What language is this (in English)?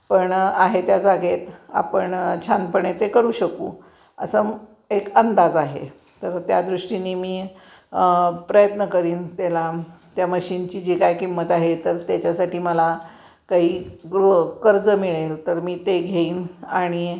Marathi